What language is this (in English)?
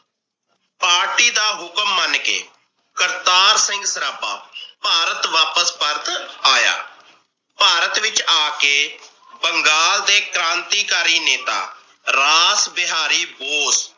Punjabi